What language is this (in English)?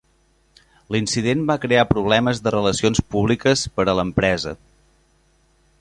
Catalan